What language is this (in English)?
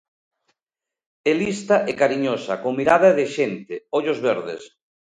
Galician